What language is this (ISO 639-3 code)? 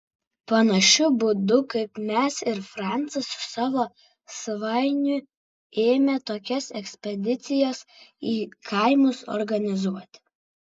lit